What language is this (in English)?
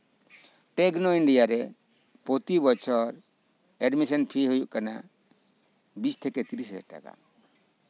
Santali